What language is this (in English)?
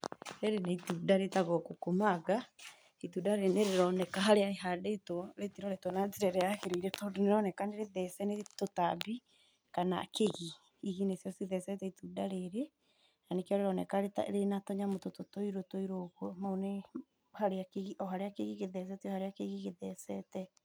Kikuyu